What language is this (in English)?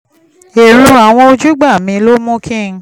Yoruba